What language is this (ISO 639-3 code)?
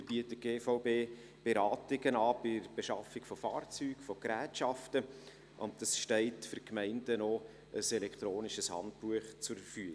gsw